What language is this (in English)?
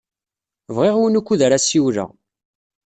Kabyle